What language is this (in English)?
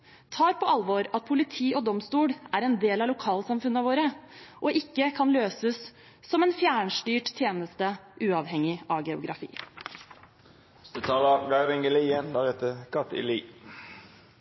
Norwegian Bokmål